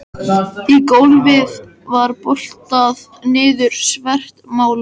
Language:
Icelandic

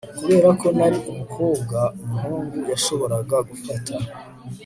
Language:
Kinyarwanda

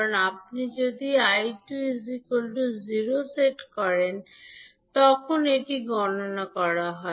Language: Bangla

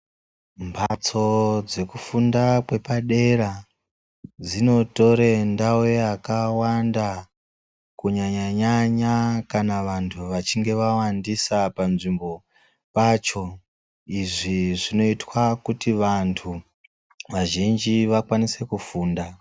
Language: Ndau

